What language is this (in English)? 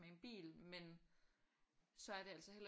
Danish